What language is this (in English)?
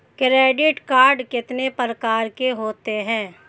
Hindi